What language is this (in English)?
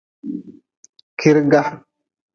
Nawdm